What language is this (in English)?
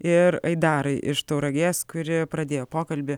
Lithuanian